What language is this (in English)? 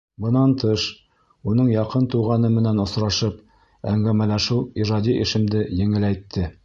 Bashkir